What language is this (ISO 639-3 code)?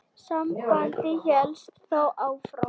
isl